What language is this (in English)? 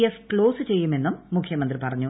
Malayalam